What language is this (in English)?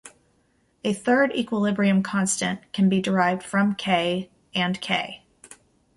English